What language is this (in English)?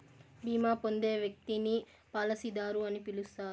Telugu